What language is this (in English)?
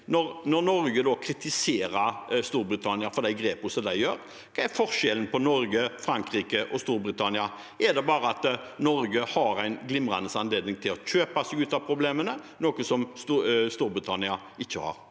Norwegian